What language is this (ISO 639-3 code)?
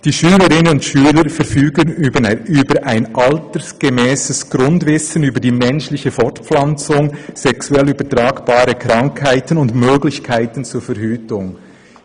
gsw